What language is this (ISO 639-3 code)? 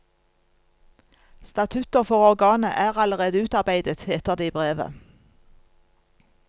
nor